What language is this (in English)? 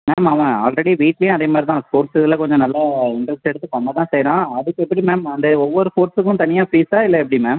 Tamil